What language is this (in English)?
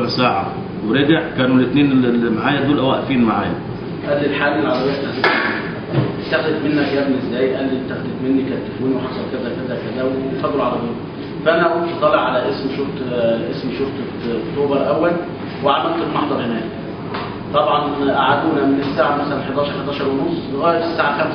Arabic